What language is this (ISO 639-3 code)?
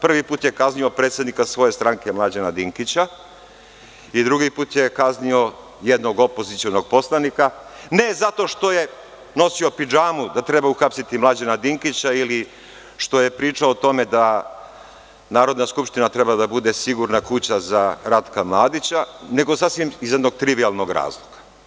srp